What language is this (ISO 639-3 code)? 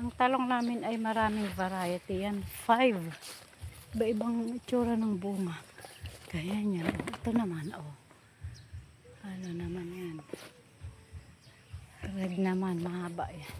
fil